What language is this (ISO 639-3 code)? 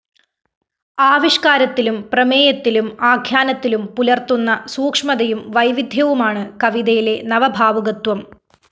mal